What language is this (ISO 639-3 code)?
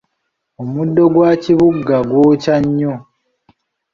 lug